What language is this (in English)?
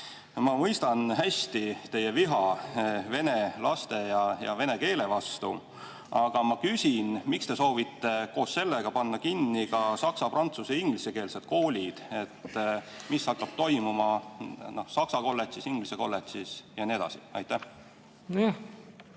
Estonian